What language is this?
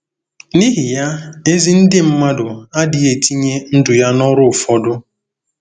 Igbo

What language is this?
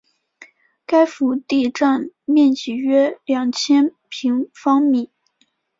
Chinese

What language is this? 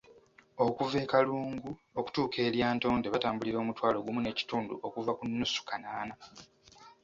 Ganda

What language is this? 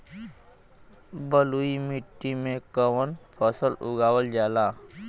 Bhojpuri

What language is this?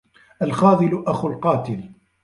Arabic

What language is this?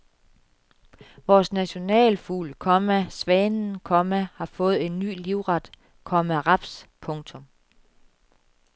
Danish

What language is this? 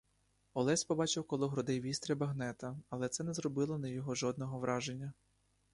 Ukrainian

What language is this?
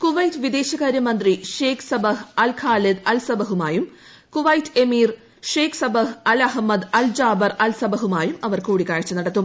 Malayalam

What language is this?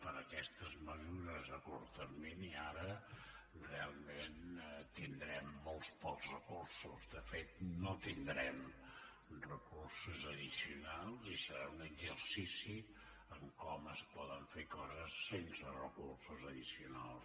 Catalan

